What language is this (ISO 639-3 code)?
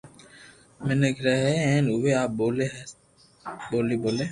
lrk